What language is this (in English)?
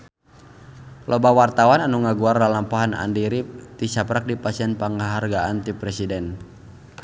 Sundanese